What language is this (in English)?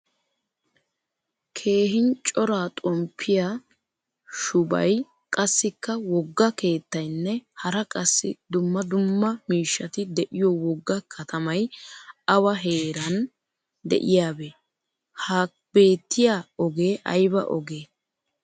Wolaytta